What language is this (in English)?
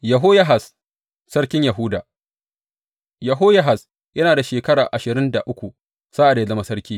Hausa